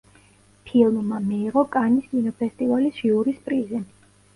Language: Georgian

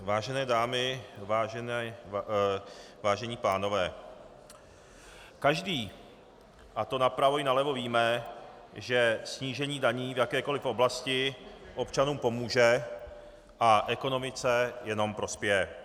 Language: Czech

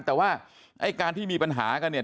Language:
Thai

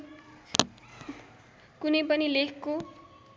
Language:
Nepali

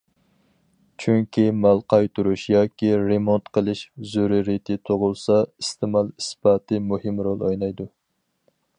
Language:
Uyghur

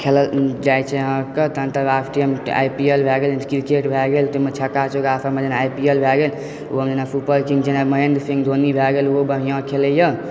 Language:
Maithili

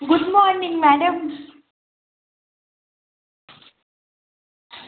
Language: Dogri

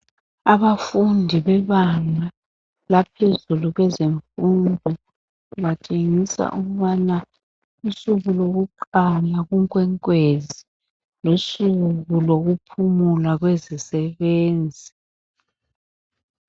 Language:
North Ndebele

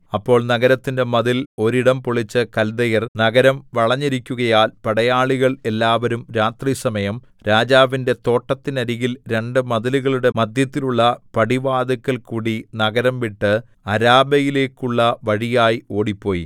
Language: Malayalam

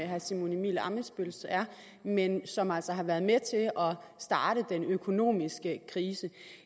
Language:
Danish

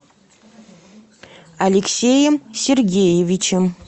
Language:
Russian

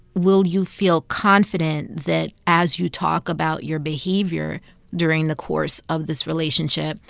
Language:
English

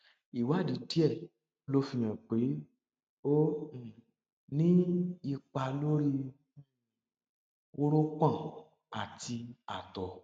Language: Yoruba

